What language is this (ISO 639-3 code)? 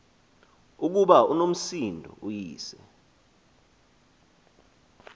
xho